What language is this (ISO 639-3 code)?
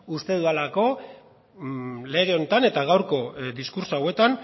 eus